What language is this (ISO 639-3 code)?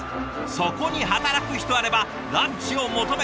jpn